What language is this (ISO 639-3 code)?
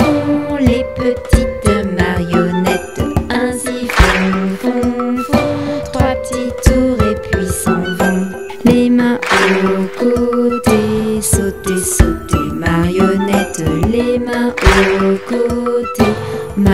fra